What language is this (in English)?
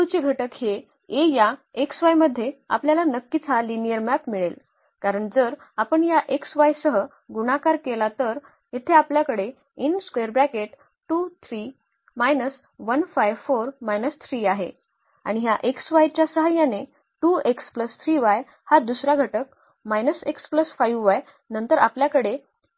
Marathi